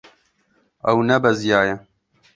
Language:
Kurdish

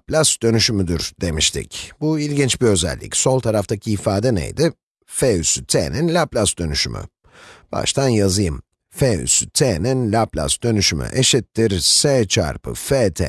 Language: Turkish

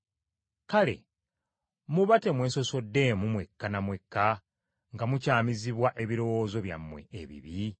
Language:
Ganda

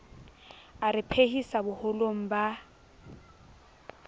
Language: Southern Sotho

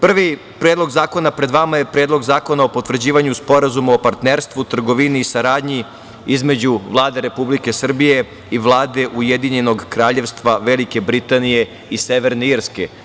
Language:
Serbian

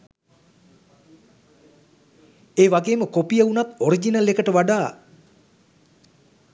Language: Sinhala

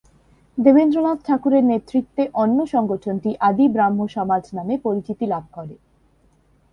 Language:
Bangla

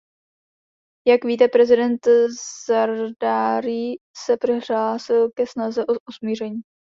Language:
Czech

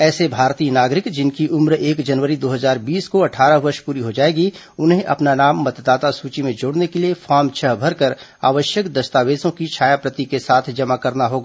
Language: Hindi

